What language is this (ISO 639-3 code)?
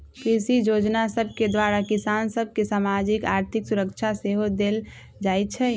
mag